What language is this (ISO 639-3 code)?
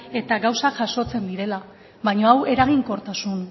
eus